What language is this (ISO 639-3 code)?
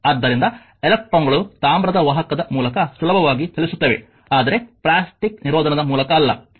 kan